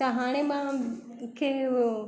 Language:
Sindhi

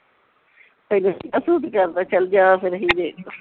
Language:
Punjabi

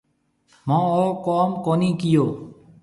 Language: Marwari (Pakistan)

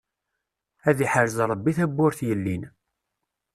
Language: Kabyle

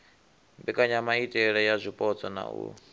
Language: Venda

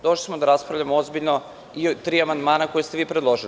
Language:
Serbian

